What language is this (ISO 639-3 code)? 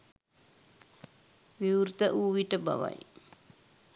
sin